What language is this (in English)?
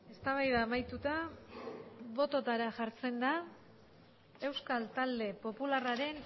Basque